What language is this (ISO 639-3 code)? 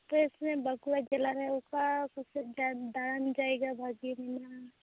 sat